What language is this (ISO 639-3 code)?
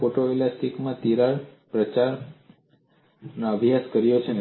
guj